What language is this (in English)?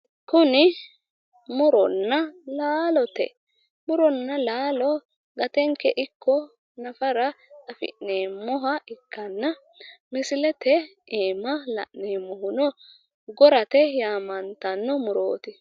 Sidamo